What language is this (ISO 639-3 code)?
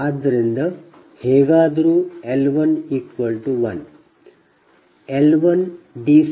kan